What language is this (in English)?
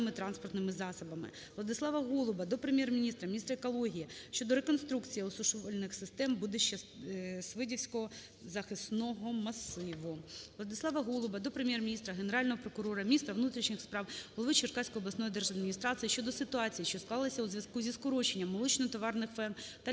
Ukrainian